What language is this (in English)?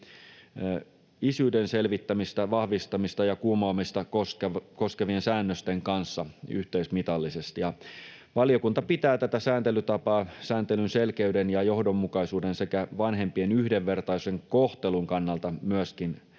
Finnish